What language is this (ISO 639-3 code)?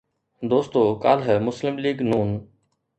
snd